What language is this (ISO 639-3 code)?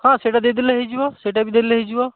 ori